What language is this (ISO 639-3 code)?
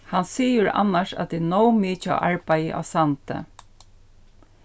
fao